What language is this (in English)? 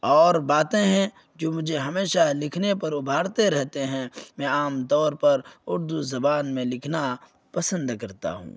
Urdu